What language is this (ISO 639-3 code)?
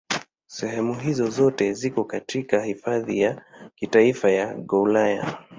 swa